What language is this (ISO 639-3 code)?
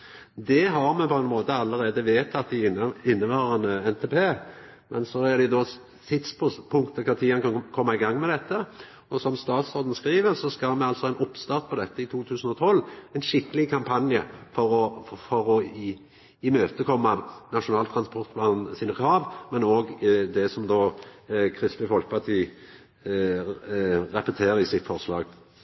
nno